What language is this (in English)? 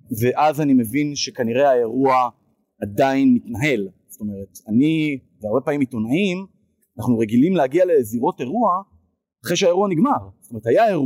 Hebrew